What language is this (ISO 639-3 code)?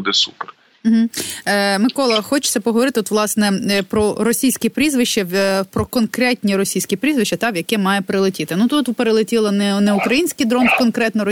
ukr